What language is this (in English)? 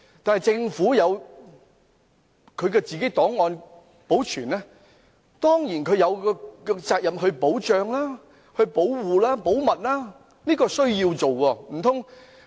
Cantonese